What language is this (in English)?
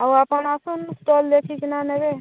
Odia